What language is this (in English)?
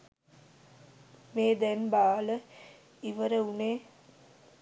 Sinhala